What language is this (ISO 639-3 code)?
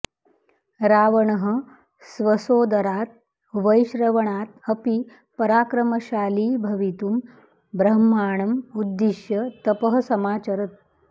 san